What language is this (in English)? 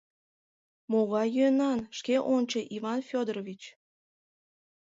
Mari